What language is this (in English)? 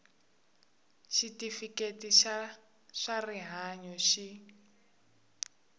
Tsonga